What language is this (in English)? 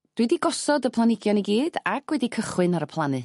Welsh